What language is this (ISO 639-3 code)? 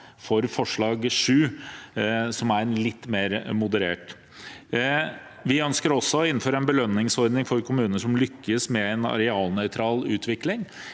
nor